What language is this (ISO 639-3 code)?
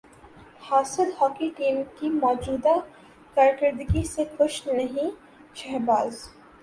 urd